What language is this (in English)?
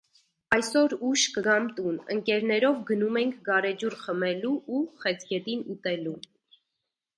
Armenian